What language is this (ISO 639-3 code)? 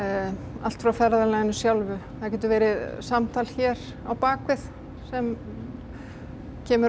isl